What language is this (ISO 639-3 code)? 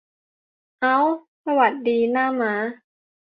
tha